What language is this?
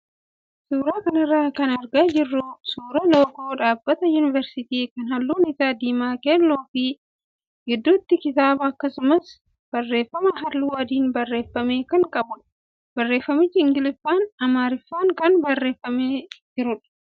Oromo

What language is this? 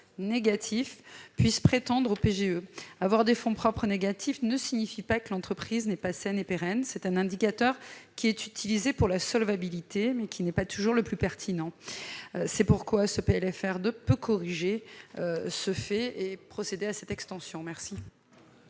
French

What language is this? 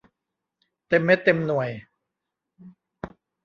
Thai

